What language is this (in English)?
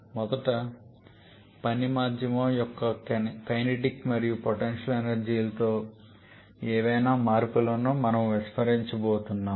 Telugu